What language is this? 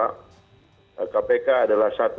Indonesian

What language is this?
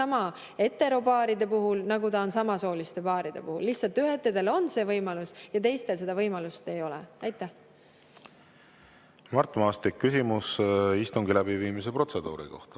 Estonian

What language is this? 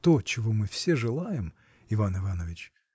Russian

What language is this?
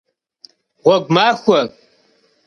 Kabardian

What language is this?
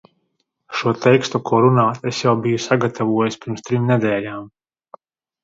Latvian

